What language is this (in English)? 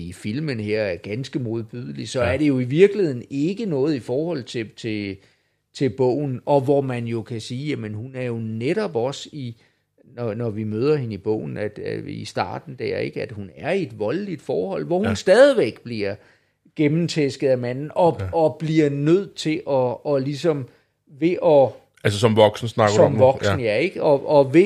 Danish